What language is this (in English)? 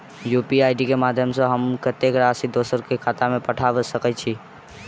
Maithili